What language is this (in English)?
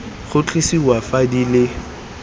Tswana